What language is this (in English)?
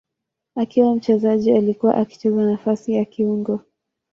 Swahili